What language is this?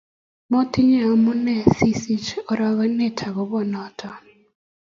Kalenjin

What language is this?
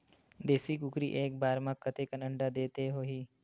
Chhattisgarhi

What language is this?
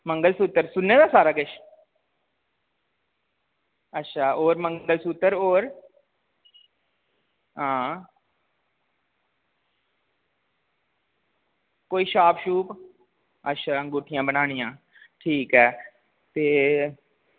Dogri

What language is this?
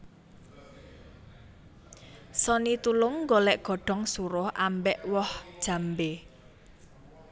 Javanese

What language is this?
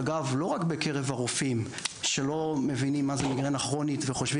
Hebrew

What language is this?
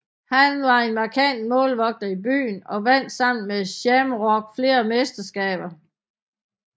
Danish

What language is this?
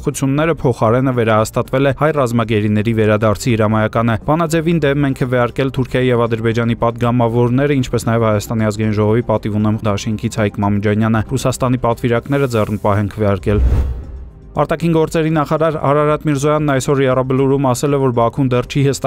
Romanian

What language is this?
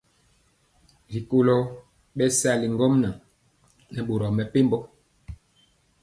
Mpiemo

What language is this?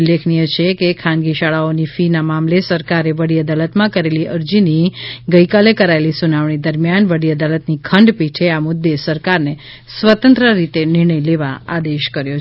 Gujarati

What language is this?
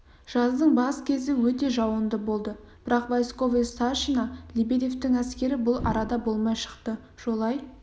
Kazakh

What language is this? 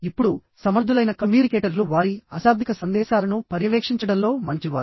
Telugu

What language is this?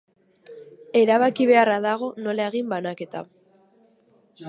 Basque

